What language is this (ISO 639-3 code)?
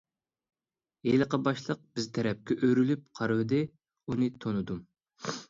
uig